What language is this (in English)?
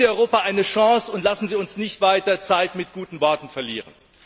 German